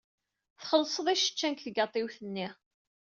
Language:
Kabyle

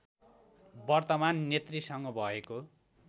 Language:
Nepali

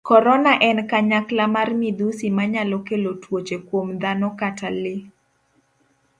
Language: Luo (Kenya and Tanzania)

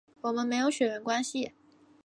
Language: Chinese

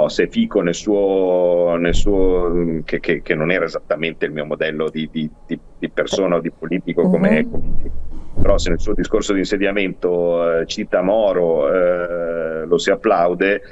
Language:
Italian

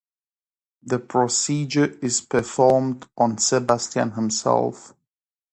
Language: English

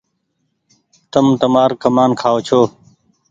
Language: Goaria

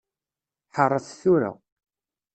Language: Kabyle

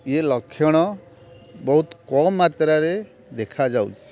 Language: Odia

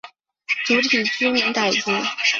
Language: Chinese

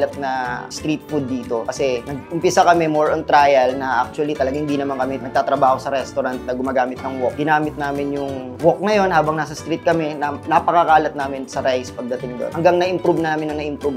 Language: Filipino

